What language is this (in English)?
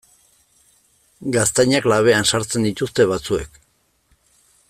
Basque